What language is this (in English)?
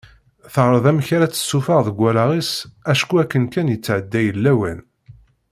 Kabyle